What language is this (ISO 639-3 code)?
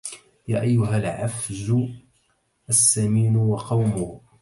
ara